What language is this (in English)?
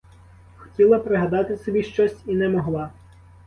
Ukrainian